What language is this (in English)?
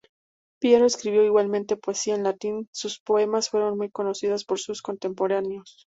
Spanish